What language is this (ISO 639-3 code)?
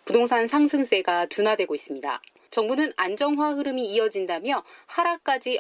kor